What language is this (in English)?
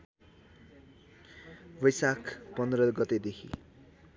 Nepali